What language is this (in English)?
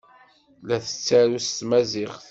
Kabyle